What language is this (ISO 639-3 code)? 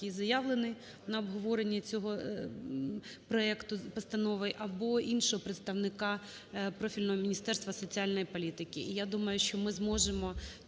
ukr